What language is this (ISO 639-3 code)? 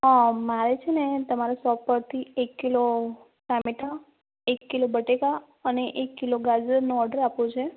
guj